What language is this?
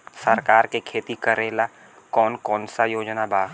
Bhojpuri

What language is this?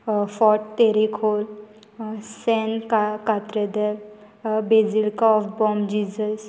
Konkani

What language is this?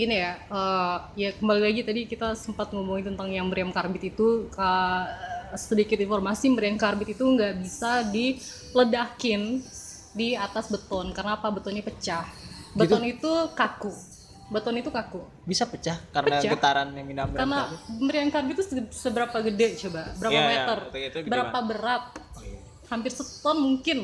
Indonesian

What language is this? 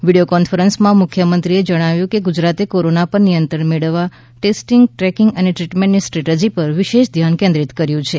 Gujarati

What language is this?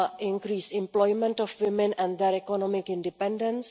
English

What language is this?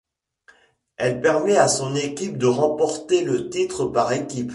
French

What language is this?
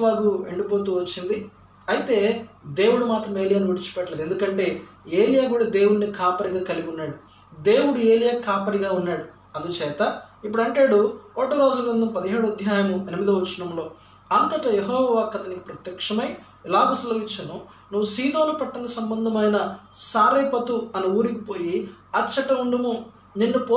Telugu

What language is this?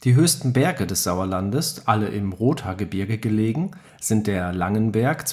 German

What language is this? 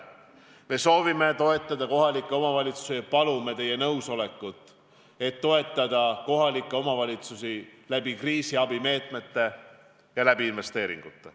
Estonian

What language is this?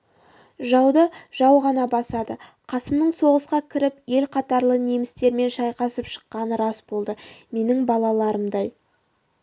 Kazakh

